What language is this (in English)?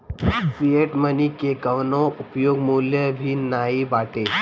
Bhojpuri